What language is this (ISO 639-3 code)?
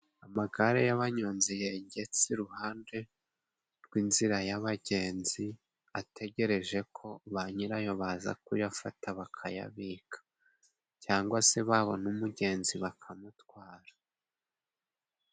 kin